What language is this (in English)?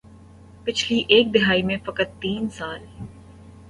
Urdu